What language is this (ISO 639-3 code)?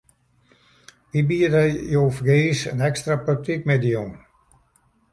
fry